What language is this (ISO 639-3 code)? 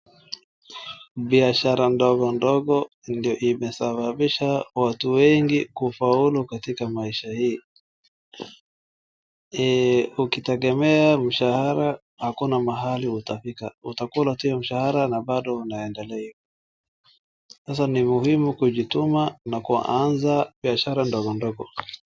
swa